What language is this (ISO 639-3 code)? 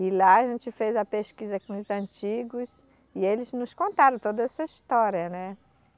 por